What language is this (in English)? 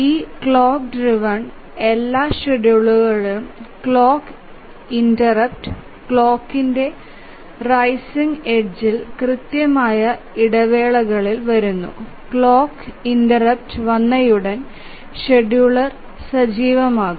Malayalam